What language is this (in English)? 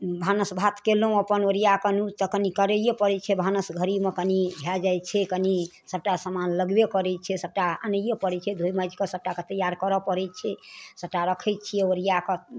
Maithili